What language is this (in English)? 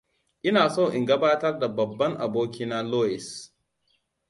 Hausa